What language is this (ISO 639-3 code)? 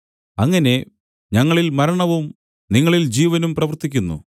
mal